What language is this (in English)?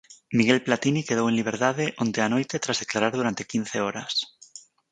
Galician